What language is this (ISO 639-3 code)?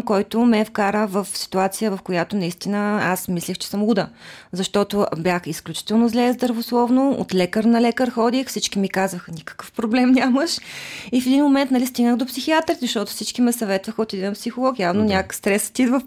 bul